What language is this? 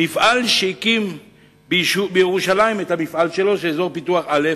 Hebrew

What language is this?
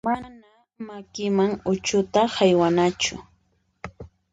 Puno Quechua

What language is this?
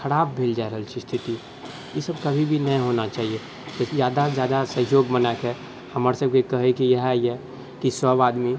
Maithili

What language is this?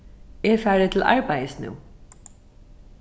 Faroese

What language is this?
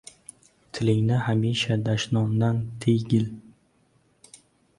Uzbek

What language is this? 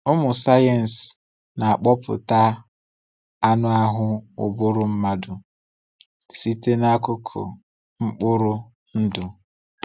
Igbo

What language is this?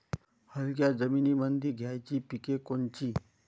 Marathi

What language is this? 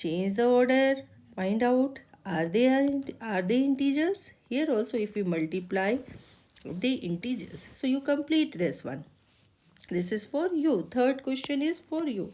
English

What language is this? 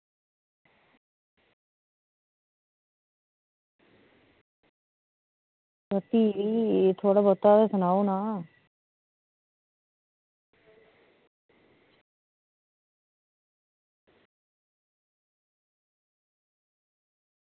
Dogri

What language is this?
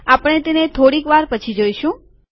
Gujarati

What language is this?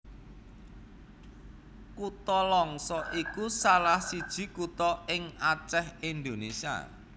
Javanese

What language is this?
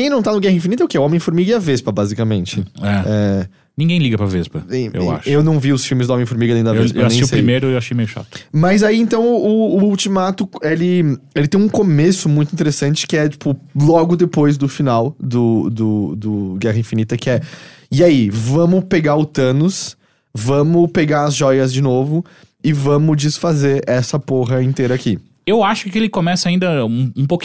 Portuguese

